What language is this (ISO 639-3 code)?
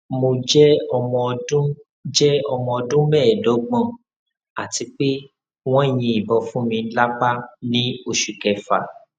yor